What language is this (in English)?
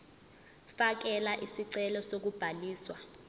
Zulu